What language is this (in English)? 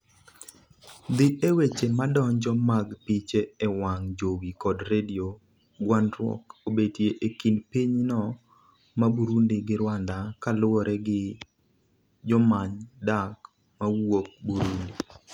Luo (Kenya and Tanzania)